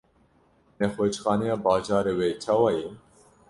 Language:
Kurdish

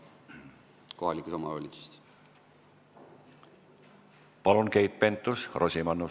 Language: Estonian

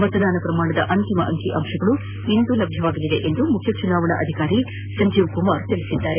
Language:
Kannada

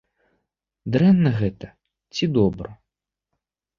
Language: Belarusian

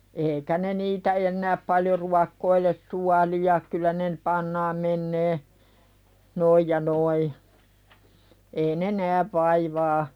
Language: Finnish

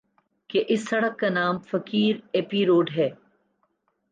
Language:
Urdu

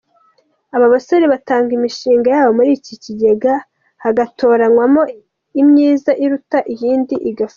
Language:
Kinyarwanda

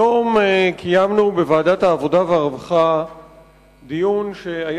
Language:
Hebrew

